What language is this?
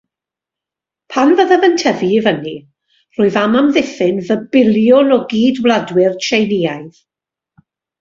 Welsh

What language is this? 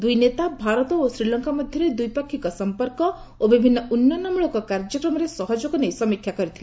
Odia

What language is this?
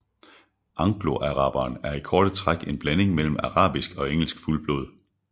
Danish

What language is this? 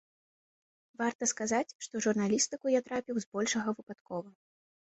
Belarusian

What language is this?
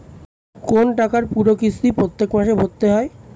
Bangla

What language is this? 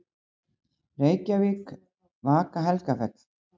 Icelandic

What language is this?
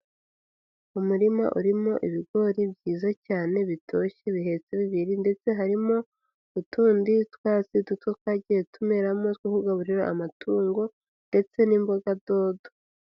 Kinyarwanda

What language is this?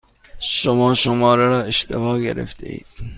Persian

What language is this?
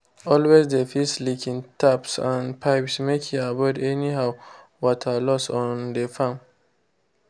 Nigerian Pidgin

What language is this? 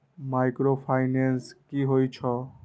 Maithili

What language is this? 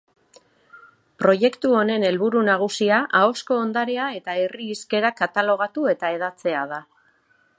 Basque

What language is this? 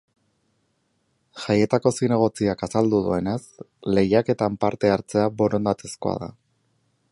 Basque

